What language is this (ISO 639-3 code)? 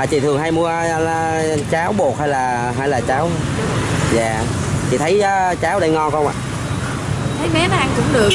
vie